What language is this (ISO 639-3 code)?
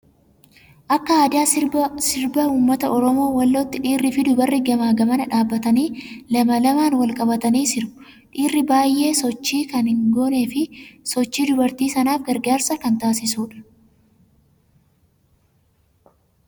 orm